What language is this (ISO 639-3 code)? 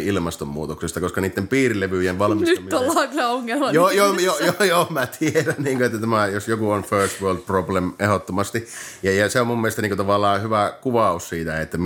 fin